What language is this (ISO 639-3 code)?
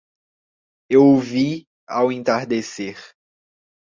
por